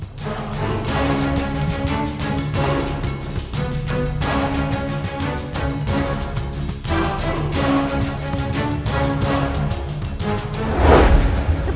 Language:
Indonesian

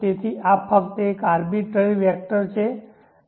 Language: Gujarati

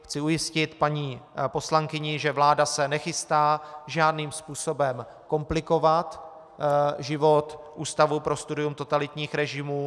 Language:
Czech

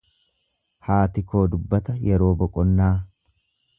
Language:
Oromo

